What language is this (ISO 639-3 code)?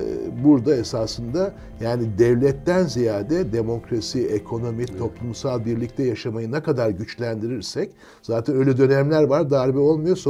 tur